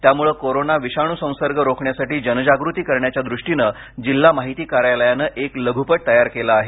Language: Marathi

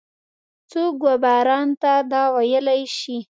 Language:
Pashto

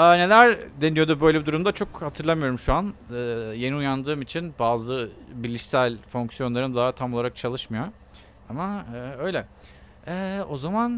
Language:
Turkish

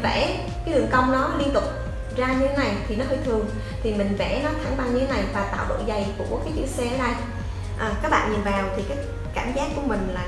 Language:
Vietnamese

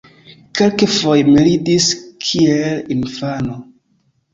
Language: Esperanto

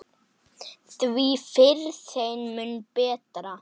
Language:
Icelandic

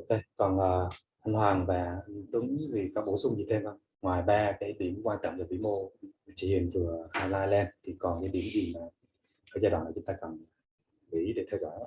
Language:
Vietnamese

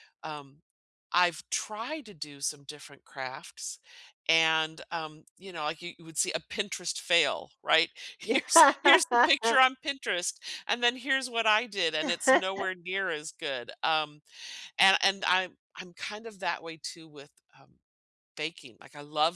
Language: English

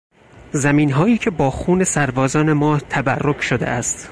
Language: Persian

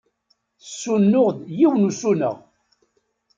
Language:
Kabyle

